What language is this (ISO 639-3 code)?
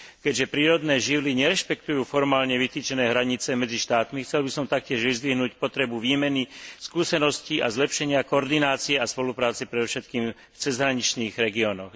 slk